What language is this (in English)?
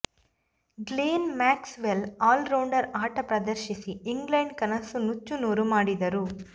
Kannada